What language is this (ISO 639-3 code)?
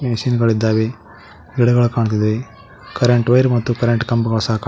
kan